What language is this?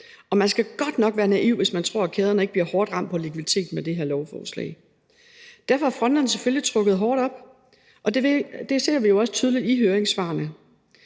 Danish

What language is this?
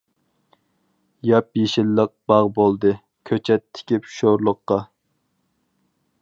Uyghur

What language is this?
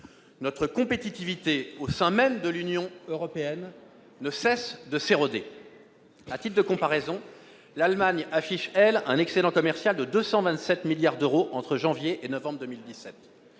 French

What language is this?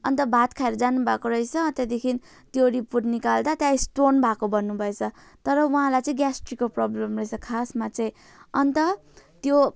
Nepali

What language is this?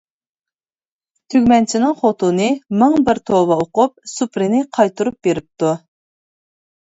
Uyghur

